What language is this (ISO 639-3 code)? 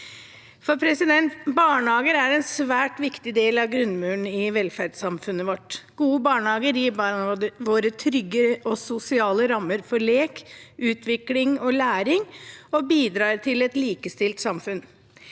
nor